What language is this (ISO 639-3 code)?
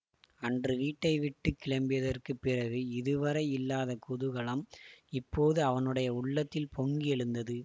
tam